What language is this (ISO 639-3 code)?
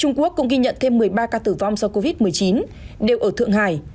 vie